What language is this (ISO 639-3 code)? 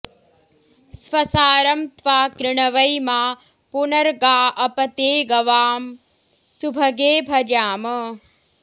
san